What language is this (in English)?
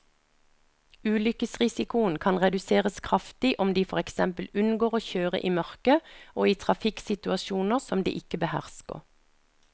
Norwegian